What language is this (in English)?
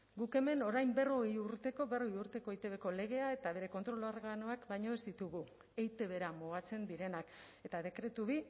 Basque